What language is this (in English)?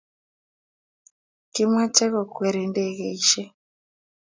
Kalenjin